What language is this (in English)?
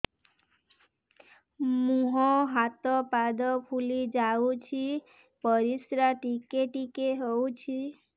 Odia